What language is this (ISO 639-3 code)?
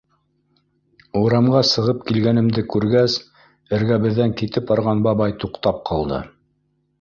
bak